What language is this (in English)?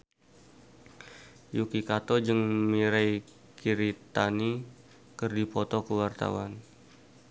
Sundanese